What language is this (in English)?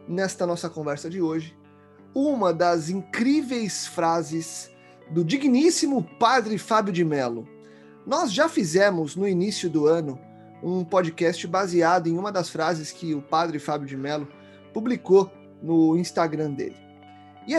Portuguese